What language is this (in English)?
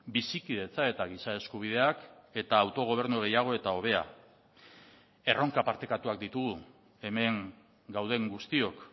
Basque